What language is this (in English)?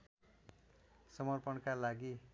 Nepali